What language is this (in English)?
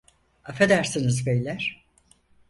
Turkish